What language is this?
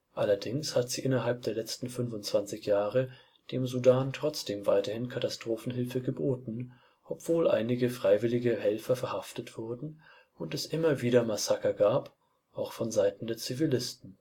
German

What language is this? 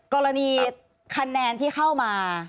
Thai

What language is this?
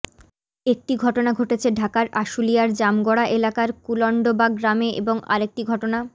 Bangla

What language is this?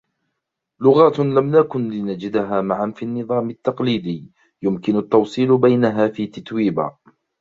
Arabic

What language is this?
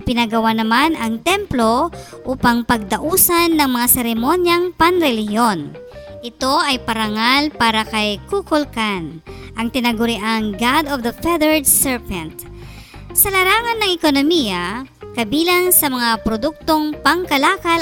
Filipino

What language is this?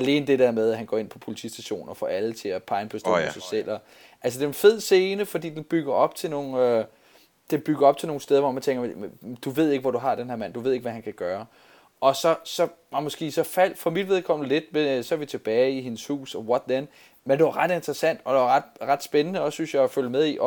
Danish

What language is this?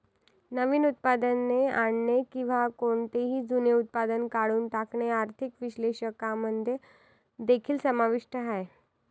Marathi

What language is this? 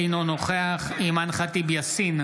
Hebrew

